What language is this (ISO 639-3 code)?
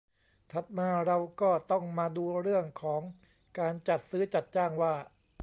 tha